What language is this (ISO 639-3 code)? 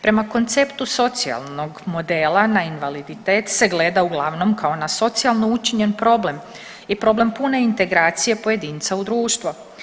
hrv